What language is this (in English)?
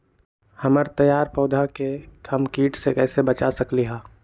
Magahi